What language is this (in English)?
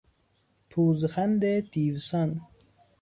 Persian